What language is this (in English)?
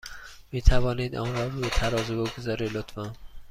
Persian